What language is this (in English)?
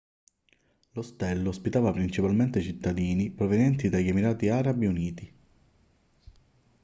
Italian